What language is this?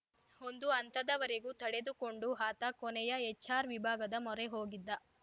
Kannada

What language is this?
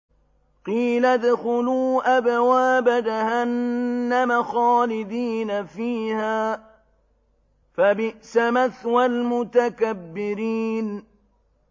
Arabic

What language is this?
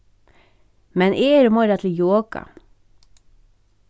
Faroese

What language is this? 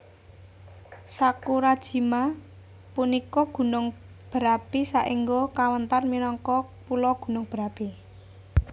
Javanese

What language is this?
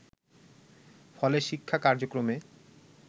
Bangla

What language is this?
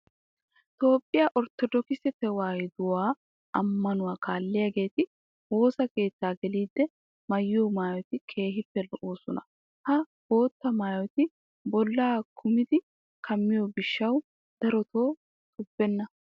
Wolaytta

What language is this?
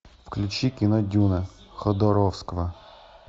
Russian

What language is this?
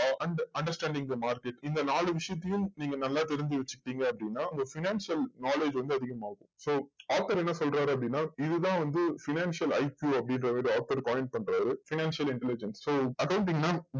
Tamil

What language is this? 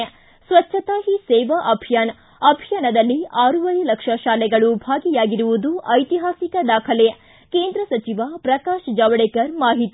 Kannada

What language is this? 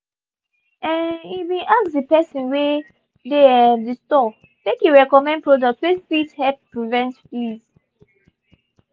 Nigerian Pidgin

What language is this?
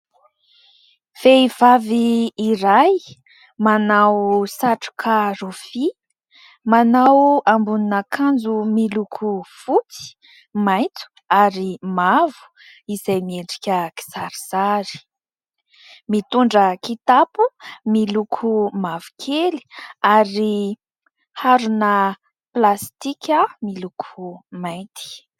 Malagasy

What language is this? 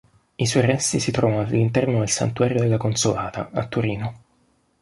Italian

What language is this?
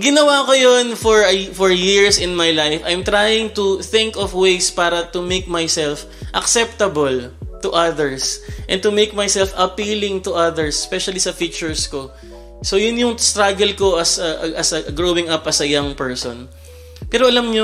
Filipino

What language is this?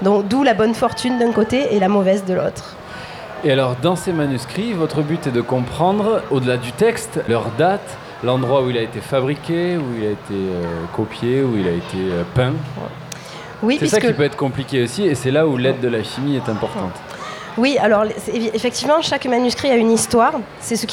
French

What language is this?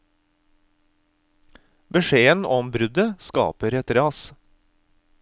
Norwegian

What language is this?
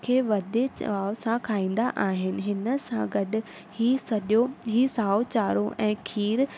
Sindhi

